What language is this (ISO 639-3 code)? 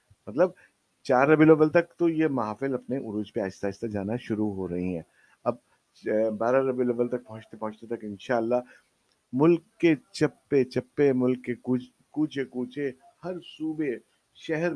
urd